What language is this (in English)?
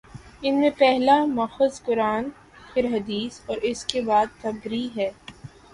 Urdu